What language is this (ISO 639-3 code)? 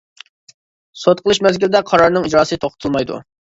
uig